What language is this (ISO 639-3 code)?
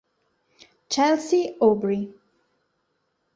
ita